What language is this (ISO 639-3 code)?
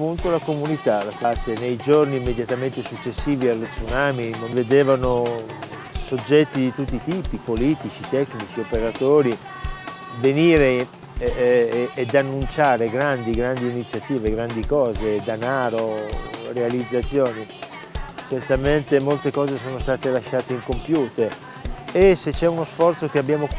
ita